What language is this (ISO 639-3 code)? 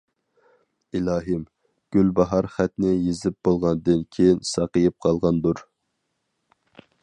uig